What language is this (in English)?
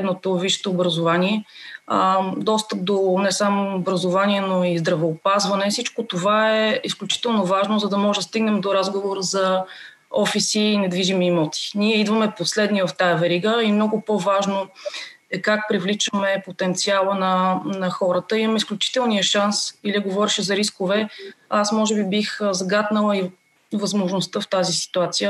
Bulgarian